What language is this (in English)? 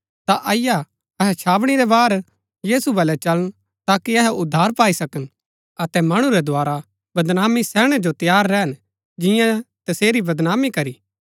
Gaddi